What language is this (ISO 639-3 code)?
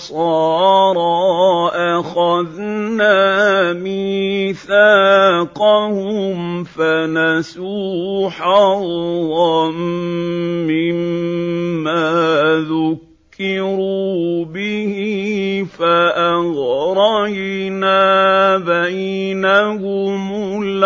ara